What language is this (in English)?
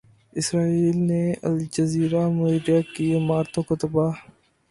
Urdu